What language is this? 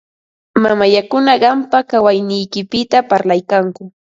Ambo-Pasco Quechua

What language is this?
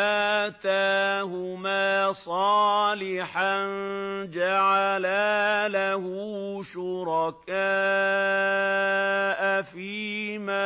Arabic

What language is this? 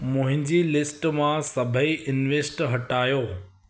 Sindhi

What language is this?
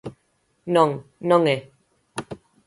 Galician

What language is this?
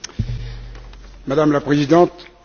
French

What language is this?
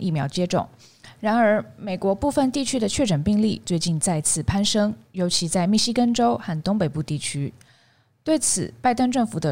Chinese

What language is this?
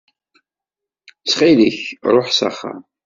Kabyle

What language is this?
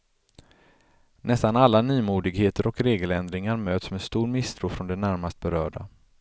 Swedish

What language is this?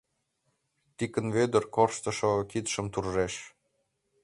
Mari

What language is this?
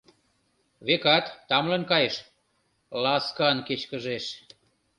Mari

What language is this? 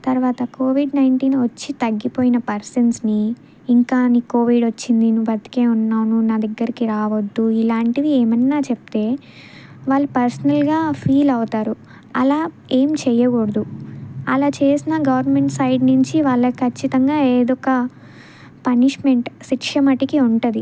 Telugu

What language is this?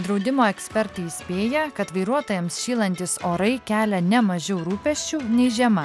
Lithuanian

